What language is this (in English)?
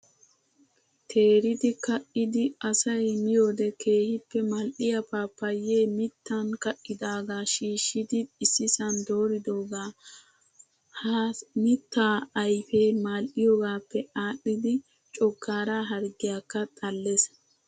Wolaytta